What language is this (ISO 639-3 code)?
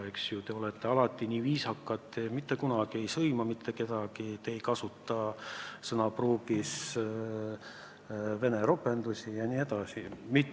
est